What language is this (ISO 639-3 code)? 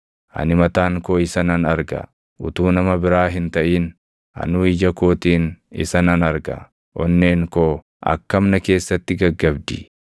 orm